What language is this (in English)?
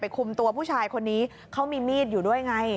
Thai